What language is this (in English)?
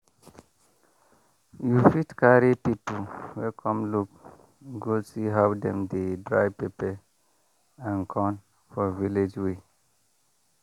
Nigerian Pidgin